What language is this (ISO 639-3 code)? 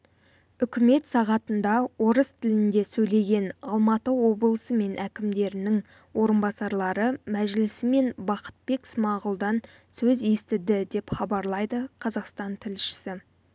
kaz